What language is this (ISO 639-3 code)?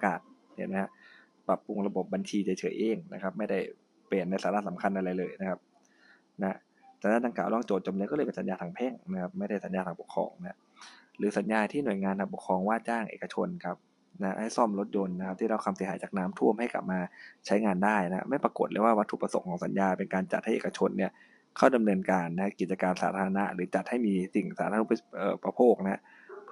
tha